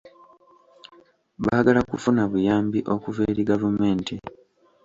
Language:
Ganda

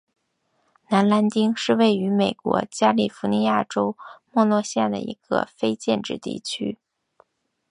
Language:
Chinese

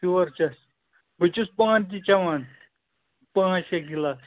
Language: Kashmiri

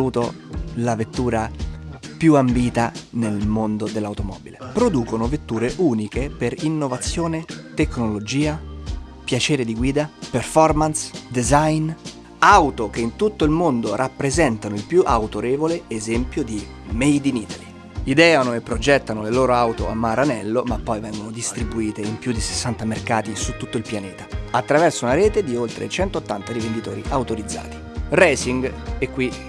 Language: Italian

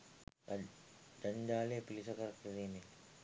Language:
Sinhala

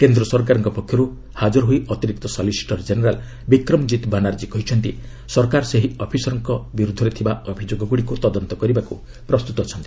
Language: Odia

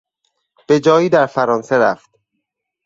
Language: Persian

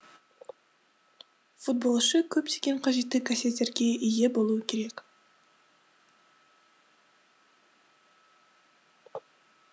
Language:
Kazakh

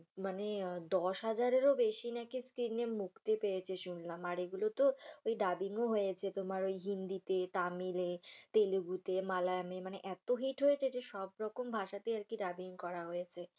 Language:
Bangla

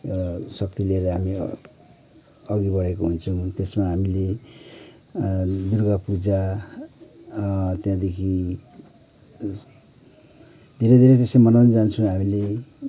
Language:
Nepali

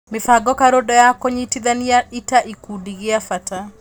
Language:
Kikuyu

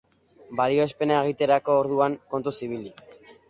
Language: Basque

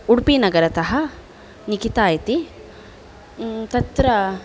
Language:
Sanskrit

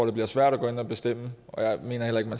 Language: Danish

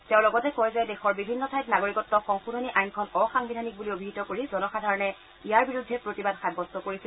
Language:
Assamese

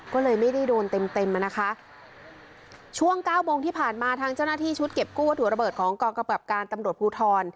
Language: Thai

